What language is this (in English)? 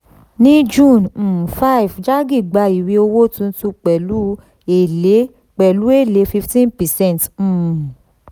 Yoruba